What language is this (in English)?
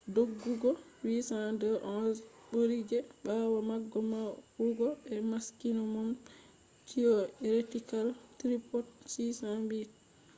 Fula